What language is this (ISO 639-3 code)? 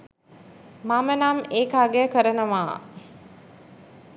sin